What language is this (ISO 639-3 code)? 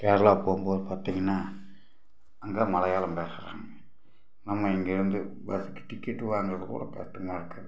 tam